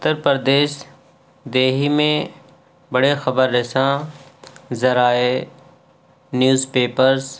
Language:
Urdu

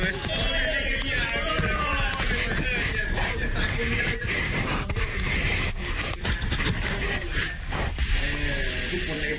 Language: Thai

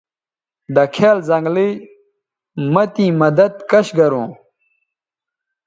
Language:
Bateri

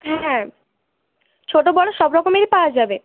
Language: Bangla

